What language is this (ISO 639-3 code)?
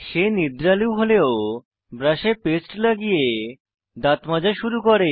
ben